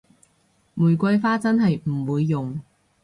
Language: Cantonese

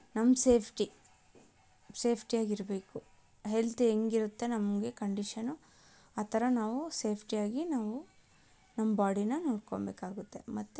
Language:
Kannada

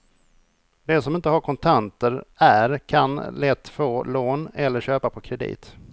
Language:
Swedish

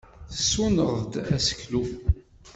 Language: Kabyle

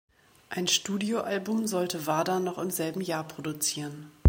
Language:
German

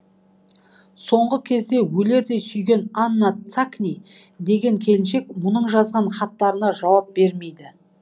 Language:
Kazakh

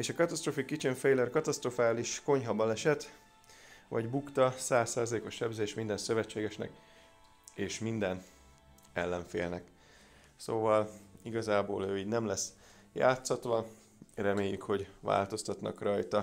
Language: Hungarian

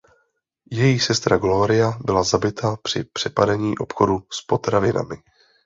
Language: Czech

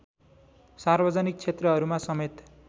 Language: Nepali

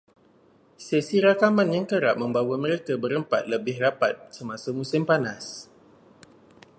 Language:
Malay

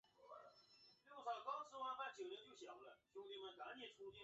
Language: Chinese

